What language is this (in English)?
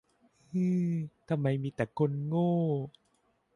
Thai